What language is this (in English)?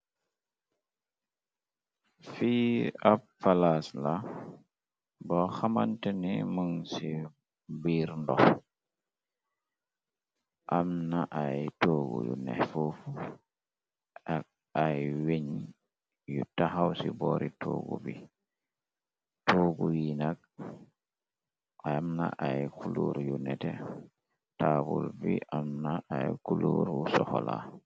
Wolof